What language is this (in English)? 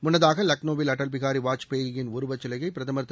Tamil